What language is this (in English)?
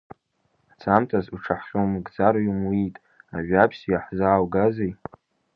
Abkhazian